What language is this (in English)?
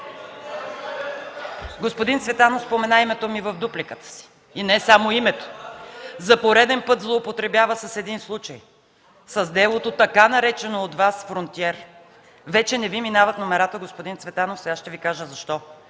Bulgarian